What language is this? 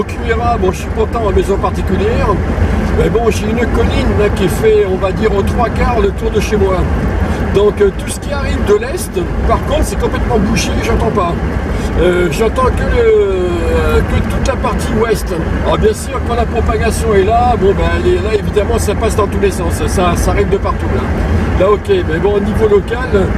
French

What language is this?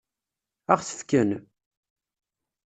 Kabyle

